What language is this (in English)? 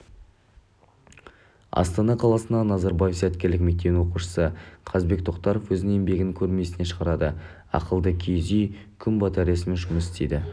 Kazakh